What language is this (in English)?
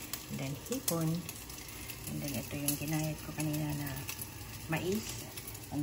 Filipino